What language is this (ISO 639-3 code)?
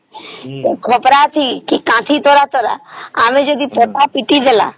ori